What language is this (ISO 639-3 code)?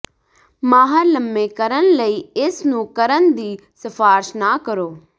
pan